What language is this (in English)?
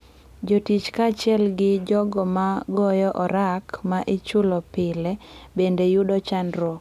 Luo (Kenya and Tanzania)